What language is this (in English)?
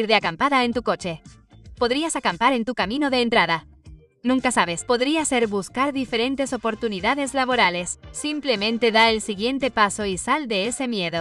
Spanish